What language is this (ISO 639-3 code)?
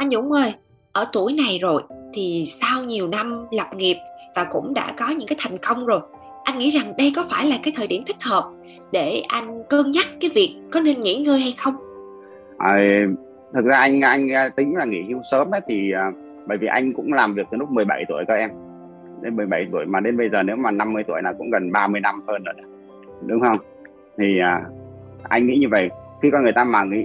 vie